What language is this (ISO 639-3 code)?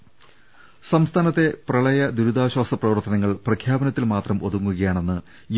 mal